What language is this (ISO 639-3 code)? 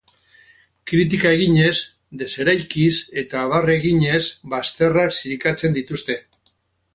eus